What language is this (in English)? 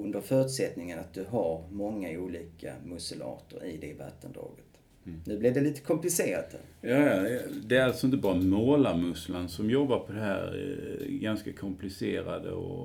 Swedish